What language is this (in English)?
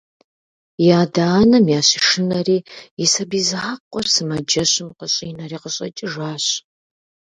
Kabardian